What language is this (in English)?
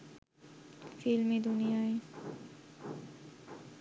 Bangla